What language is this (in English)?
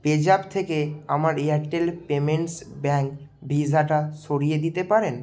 Bangla